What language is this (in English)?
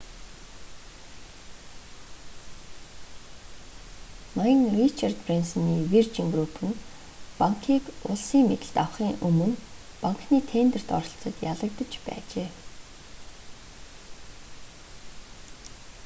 Mongolian